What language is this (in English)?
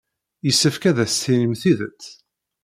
Kabyle